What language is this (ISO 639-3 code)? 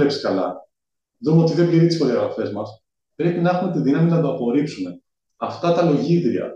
ell